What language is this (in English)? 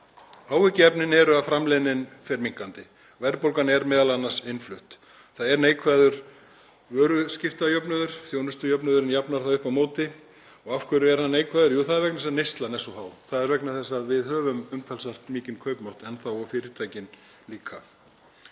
Icelandic